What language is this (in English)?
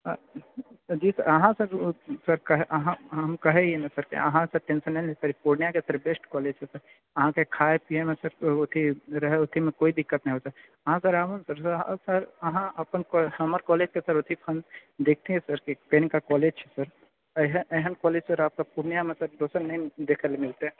Maithili